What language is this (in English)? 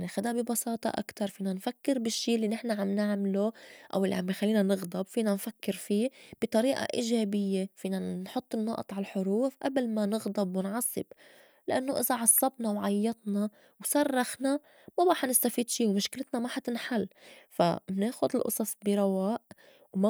North Levantine Arabic